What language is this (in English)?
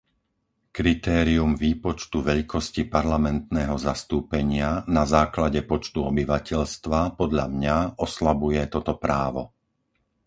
Slovak